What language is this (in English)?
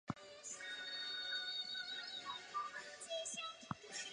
Chinese